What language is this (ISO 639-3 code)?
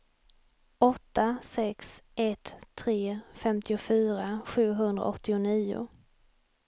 swe